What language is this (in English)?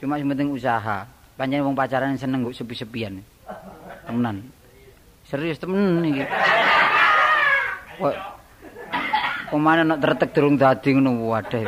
Indonesian